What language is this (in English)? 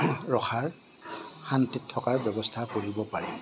Assamese